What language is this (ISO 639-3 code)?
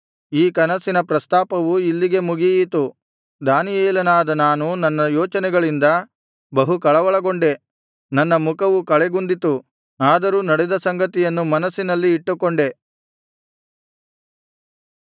kan